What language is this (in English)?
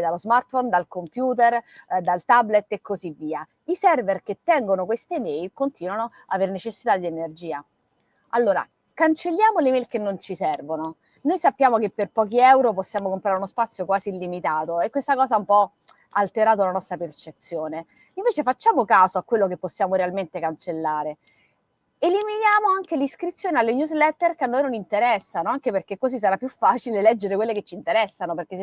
Italian